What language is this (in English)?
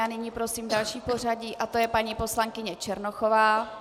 Czech